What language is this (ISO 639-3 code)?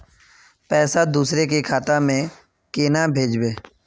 mag